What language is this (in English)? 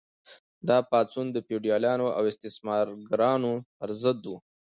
Pashto